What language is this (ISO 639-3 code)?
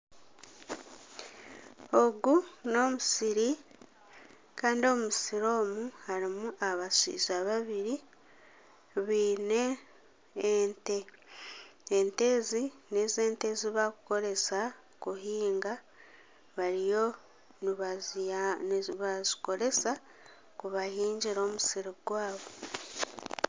nyn